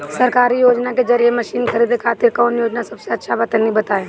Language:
Bhojpuri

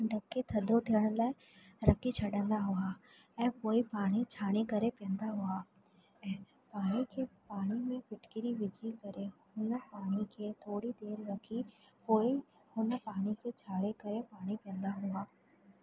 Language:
Sindhi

